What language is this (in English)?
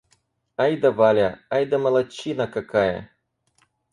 Russian